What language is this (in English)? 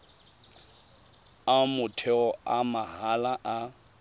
Tswana